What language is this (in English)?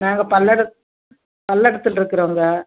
Tamil